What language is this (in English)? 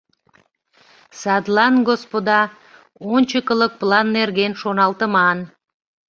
Mari